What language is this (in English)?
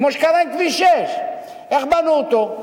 Hebrew